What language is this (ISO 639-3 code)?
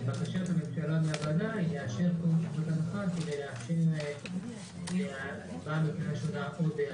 heb